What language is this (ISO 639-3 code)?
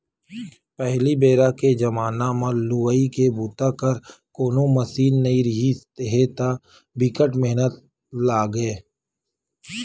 hne